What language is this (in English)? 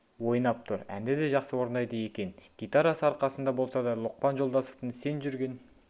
Kazakh